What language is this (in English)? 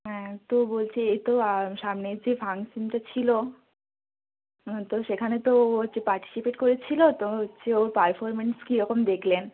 Bangla